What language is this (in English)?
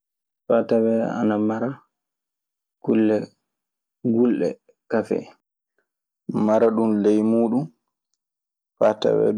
Maasina Fulfulde